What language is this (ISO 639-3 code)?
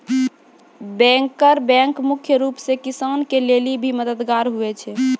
mai